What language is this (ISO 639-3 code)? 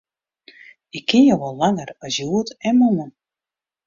fry